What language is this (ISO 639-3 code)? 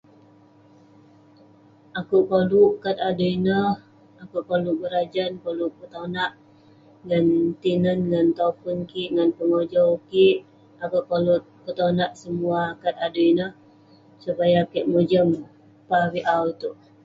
pne